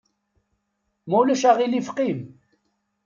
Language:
Kabyle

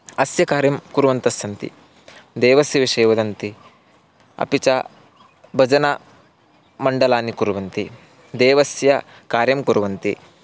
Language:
Sanskrit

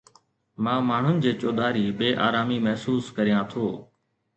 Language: Sindhi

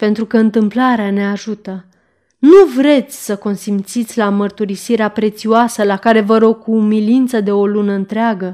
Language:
Romanian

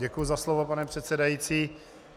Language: Czech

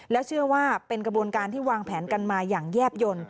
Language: Thai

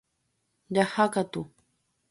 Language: Guarani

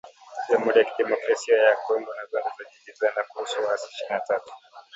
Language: Swahili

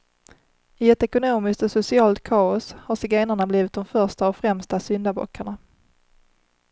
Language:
Swedish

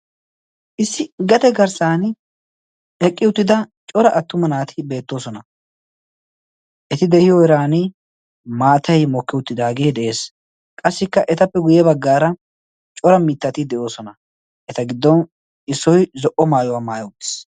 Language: Wolaytta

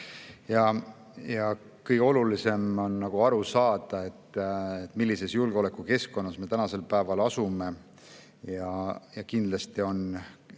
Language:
Estonian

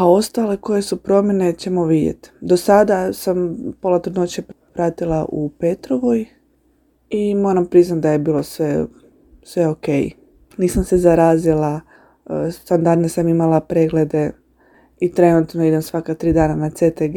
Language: Croatian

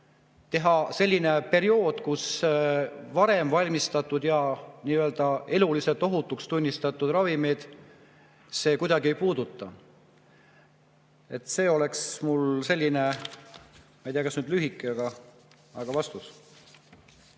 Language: Estonian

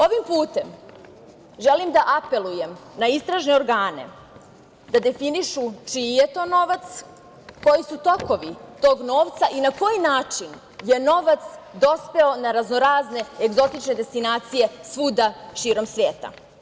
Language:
Serbian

